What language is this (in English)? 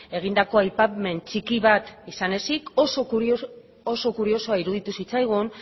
Basque